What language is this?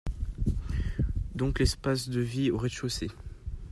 French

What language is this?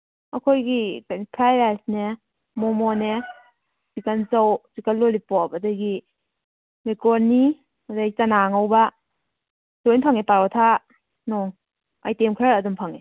Manipuri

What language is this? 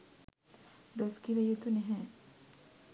Sinhala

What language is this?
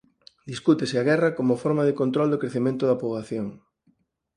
Galician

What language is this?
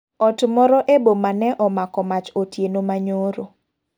Luo (Kenya and Tanzania)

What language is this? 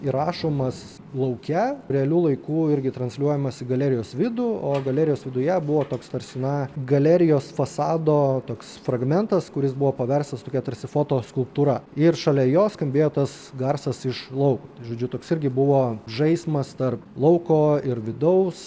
Lithuanian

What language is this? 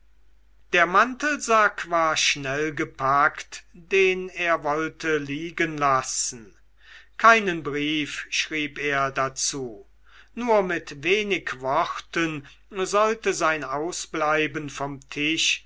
German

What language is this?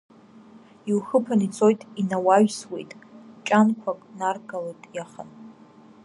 Abkhazian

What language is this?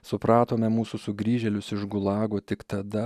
Lithuanian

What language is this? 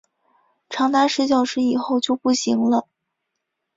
Chinese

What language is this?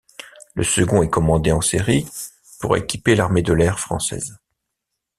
French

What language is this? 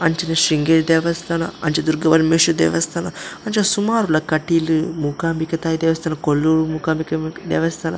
Tulu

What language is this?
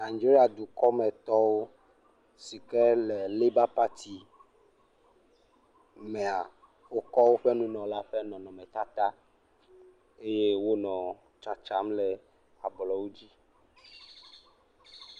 Ewe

